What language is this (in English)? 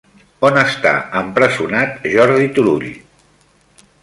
Catalan